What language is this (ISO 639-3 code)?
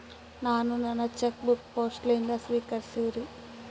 kan